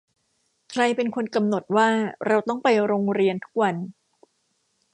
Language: Thai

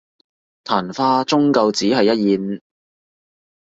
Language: Cantonese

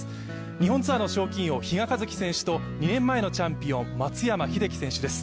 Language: Japanese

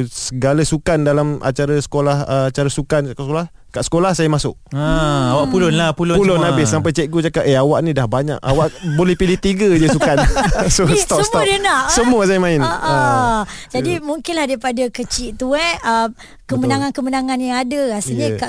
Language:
Malay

